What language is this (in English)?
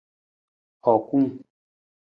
Nawdm